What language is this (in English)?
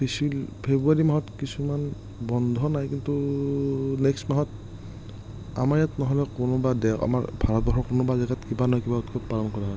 Assamese